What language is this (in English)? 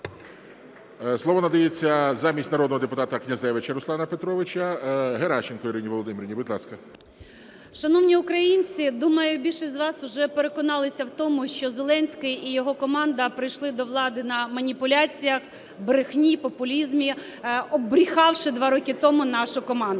Ukrainian